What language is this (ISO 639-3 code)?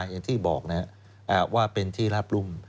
tha